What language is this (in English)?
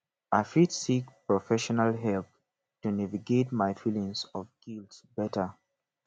Nigerian Pidgin